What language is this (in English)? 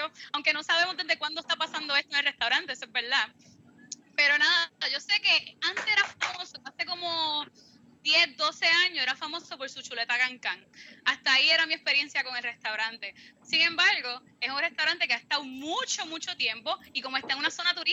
Spanish